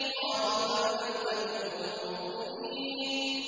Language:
Arabic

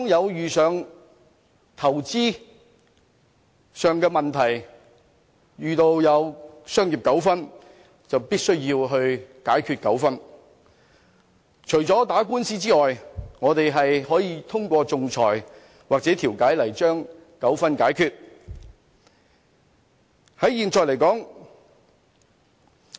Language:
Cantonese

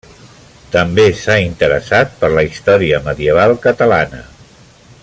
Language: Catalan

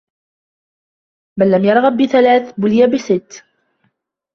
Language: Arabic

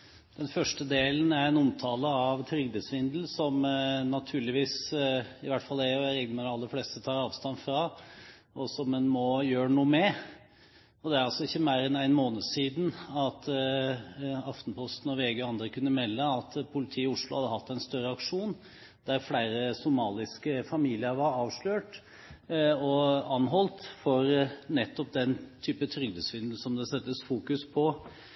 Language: Norwegian Bokmål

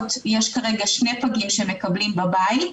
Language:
Hebrew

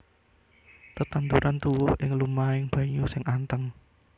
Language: Javanese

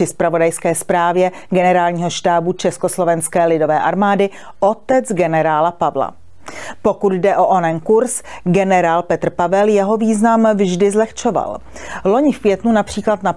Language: Czech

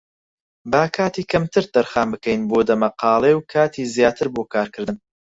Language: Central Kurdish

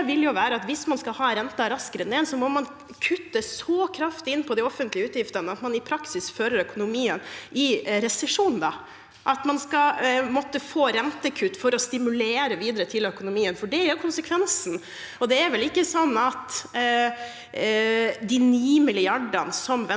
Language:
Norwegian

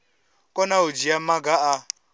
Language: Venda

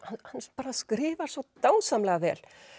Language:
Icelandic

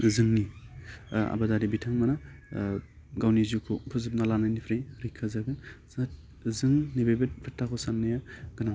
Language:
Bodo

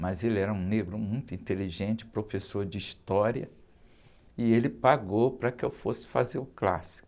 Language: Portuguese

